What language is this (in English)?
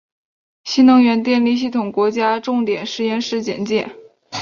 Chinese